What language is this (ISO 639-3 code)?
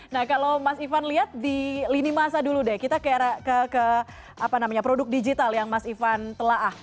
ind